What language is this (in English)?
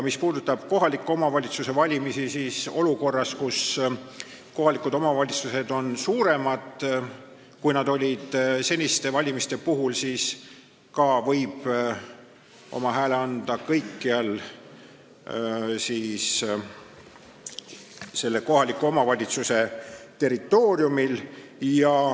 Estonian